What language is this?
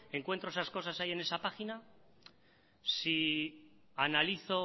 Spanish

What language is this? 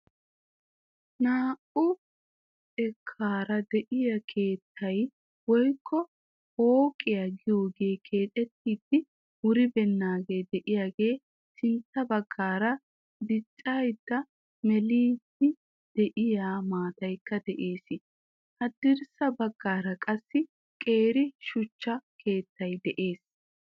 Wolaytta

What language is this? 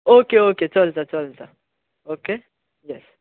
Konkani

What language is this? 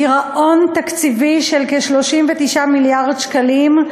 Hebrew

